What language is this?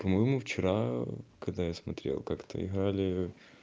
Russian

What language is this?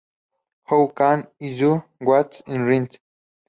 Spanish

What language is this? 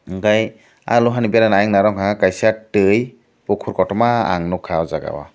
Kok Borok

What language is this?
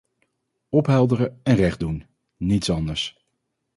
Dutch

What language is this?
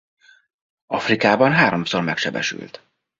Hungarian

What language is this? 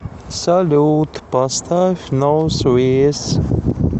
Russian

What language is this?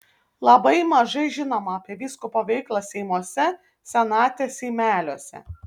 Lithuanian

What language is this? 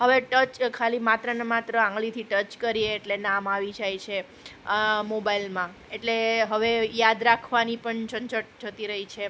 Gujarati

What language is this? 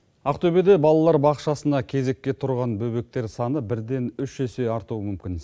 Kazakh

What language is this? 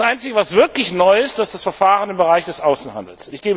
German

